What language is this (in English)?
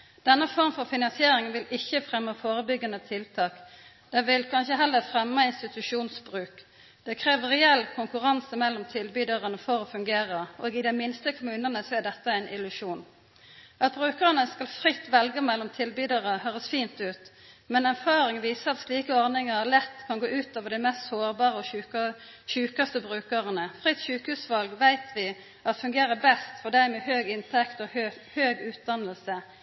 Norwegian Nynorsk